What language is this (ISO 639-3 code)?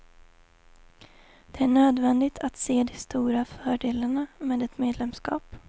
swe